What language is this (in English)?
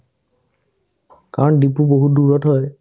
Assamese